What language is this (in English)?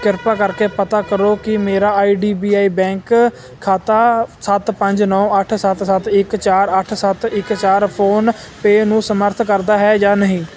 Punjabi